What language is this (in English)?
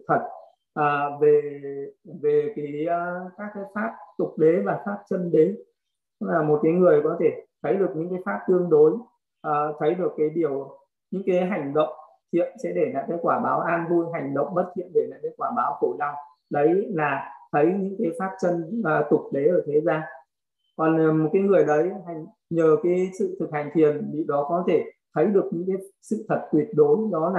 Vietnamese